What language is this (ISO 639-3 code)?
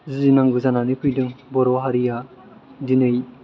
brx